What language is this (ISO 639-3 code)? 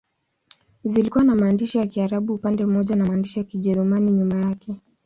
swa